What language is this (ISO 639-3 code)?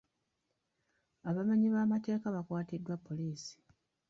lug